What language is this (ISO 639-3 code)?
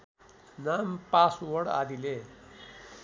nep